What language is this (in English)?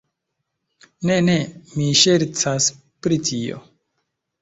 Esperanto